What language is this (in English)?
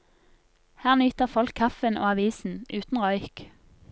Norwegian